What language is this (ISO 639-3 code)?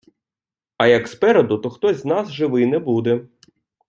ukr